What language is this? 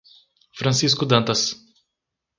Portuguese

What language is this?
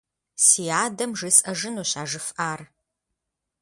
Kabardian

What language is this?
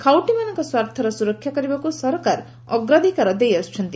Odia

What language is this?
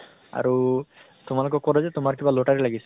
Assamese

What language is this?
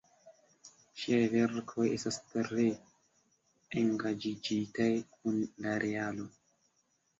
Esperanto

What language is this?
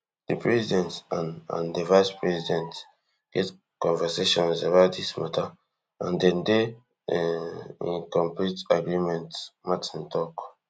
Nigerian Pidgin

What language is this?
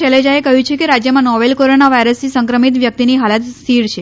Gujarati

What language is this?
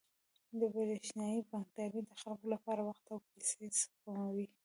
Pashto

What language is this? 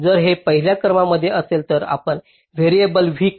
Marathi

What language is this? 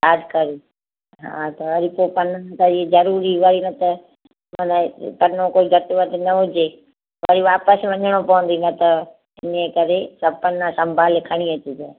Sindhi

